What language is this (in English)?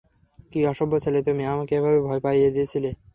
Bangla